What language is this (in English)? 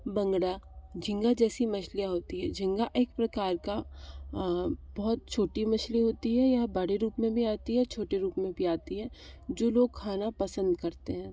Hindi